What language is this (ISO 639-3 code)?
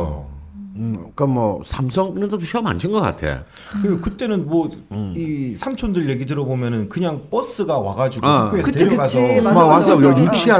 kor